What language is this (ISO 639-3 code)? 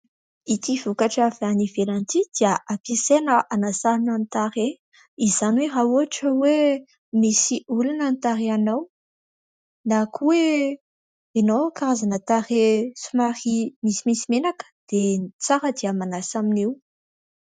mlg